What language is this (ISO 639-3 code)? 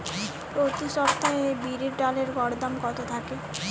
ben